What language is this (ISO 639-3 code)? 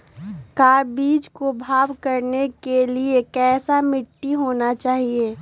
mag